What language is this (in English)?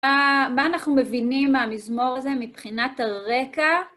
Hebrew